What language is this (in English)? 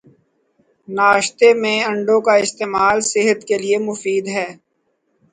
Urdu